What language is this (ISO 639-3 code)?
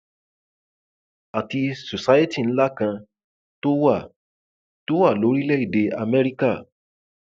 yor